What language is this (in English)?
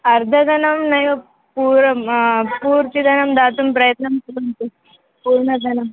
Sanskrit